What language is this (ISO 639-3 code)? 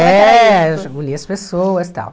por